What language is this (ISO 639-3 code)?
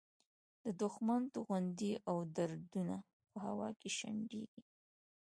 pus